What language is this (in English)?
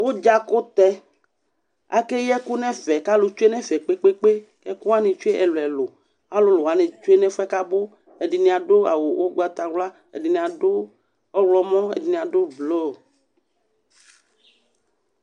Ikposo